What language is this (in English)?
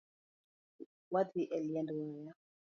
Luo (Kenya and Tanzania)